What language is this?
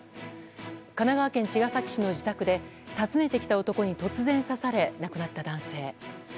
Japanese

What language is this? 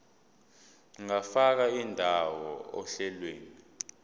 Zulu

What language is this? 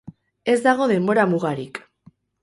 Basque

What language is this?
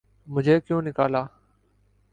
Urdu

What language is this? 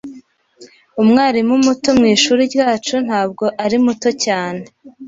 Kinyarwanda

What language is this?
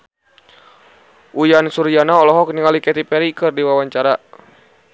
Sundanese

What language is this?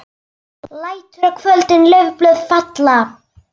Icelandic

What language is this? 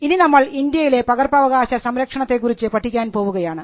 Malayalam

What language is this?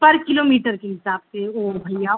Hindi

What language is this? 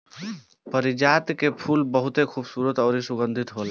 Bhojpuri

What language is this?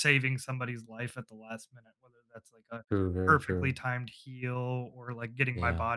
English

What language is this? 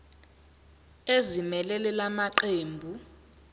Zulu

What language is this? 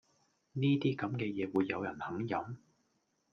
Cantonese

